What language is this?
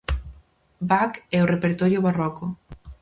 Galician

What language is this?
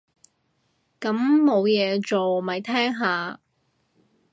Cantonese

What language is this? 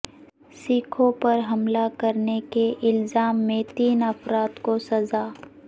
Urdu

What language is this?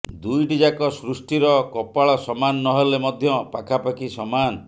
Odia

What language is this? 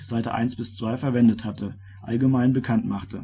German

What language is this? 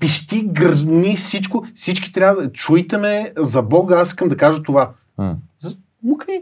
Bulgarian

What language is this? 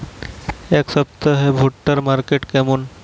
Bangla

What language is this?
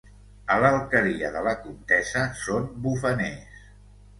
Catalan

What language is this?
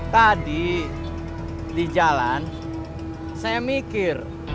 Indonesian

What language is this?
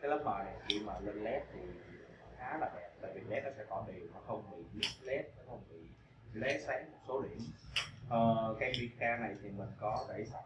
Vietnamese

